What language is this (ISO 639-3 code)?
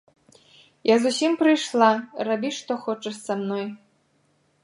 bel